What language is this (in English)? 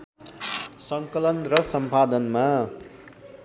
Nepali